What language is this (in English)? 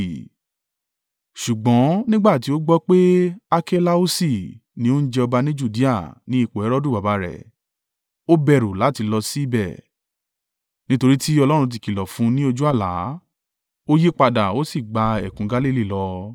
Yoruba